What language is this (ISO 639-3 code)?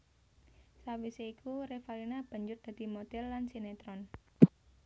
jav